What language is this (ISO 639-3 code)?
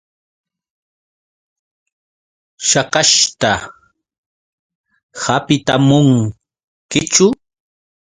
qux